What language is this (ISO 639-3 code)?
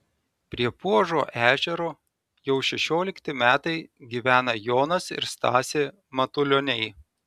lit